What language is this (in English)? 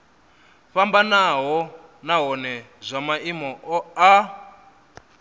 Venda